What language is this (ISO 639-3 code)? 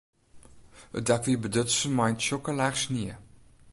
fry